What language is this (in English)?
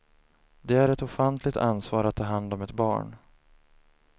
Swedish